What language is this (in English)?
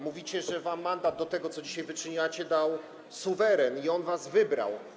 Polish